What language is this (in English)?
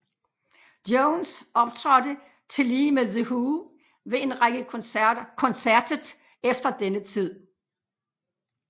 Danish